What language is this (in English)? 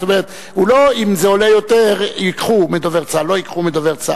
Hebrew